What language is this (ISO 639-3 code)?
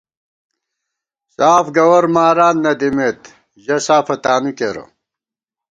gwt